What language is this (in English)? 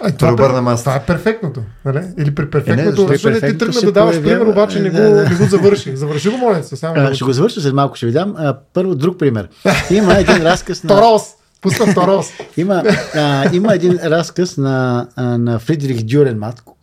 Bulgarian